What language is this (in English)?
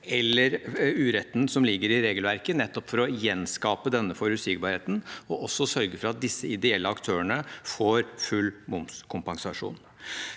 Norwegian